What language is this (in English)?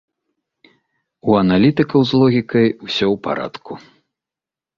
Belarusian